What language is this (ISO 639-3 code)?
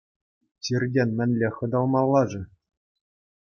chv